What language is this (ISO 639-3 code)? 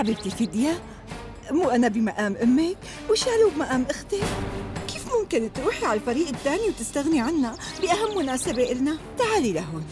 ara